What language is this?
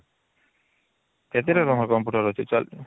Odia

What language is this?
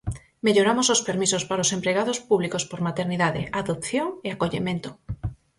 Galician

